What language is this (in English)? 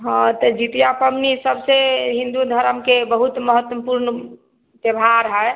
Maithili